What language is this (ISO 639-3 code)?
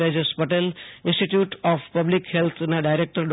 guj